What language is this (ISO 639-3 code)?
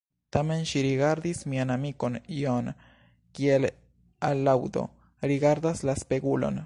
epo